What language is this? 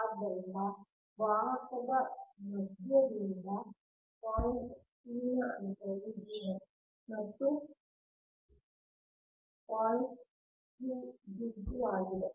Kannada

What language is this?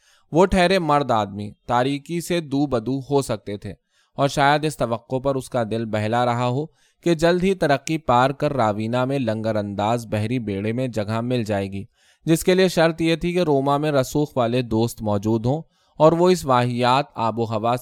Urdu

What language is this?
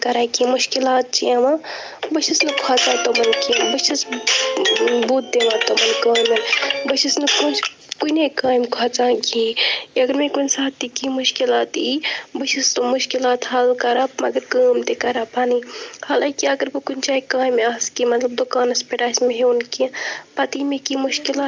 Kashmiri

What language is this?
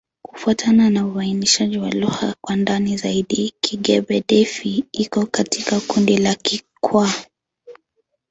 Swahili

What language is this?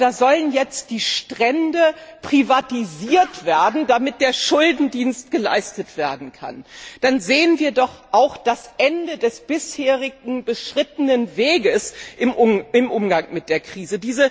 German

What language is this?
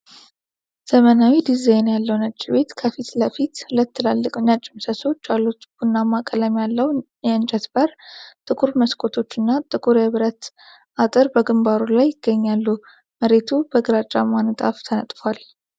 Amharic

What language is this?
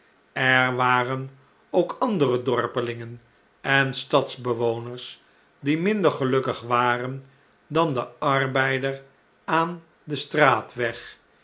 Dutch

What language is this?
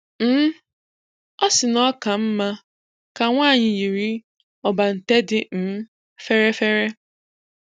Igbo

